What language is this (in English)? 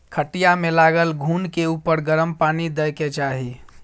Maithili